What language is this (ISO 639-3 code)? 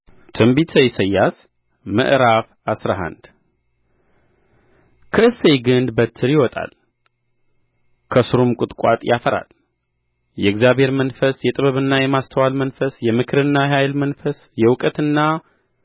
amh